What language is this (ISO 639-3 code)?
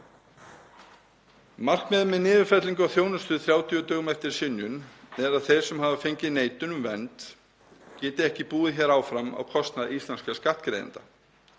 isl